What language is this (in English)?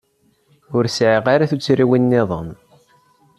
Kabyle